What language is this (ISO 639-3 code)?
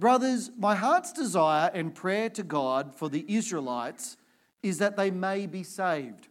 eng